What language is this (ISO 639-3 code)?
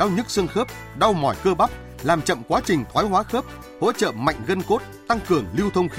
vie